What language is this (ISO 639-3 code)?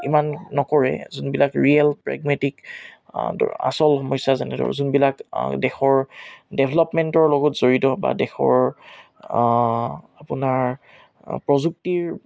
asm